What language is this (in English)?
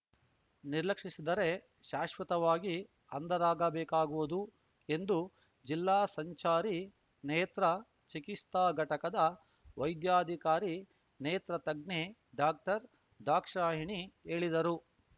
Kannada